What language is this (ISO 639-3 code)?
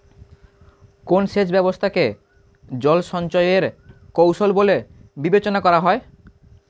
ben